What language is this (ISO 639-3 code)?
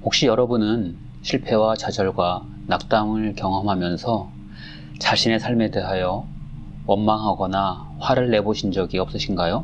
kor